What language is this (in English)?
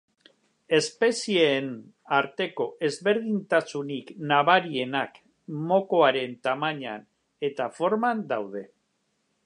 Basque